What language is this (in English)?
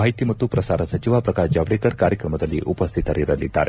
Kannada